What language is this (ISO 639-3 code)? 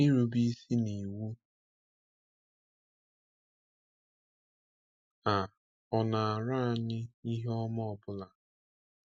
ibo